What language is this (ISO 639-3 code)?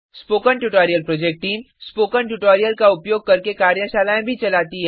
hin